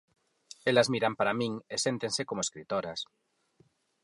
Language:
Galician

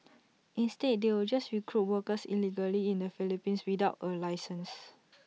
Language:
English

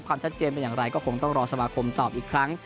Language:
Thai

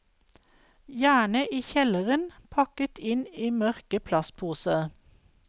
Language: Norwegian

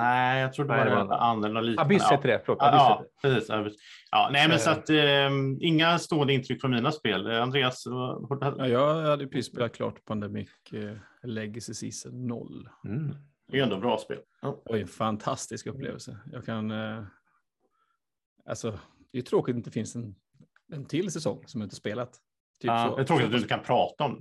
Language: Swedish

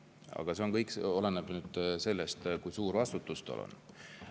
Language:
Estonian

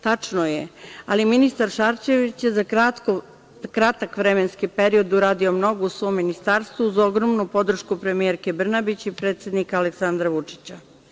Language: Serbian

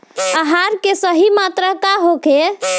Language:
Bhojpuri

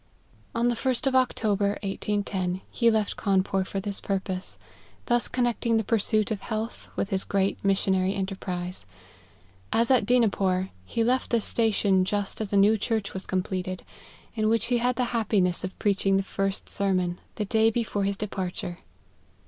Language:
English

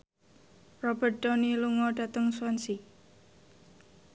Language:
Javanese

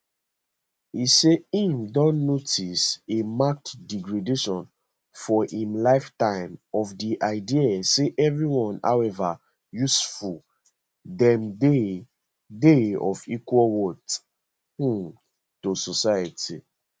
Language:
Nigerian Pidgin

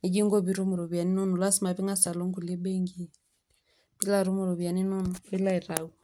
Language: Masai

